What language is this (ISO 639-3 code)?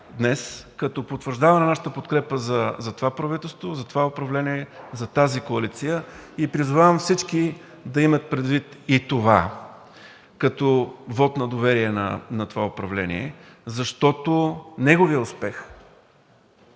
bul